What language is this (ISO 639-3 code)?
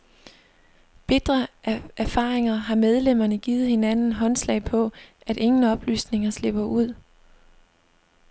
dan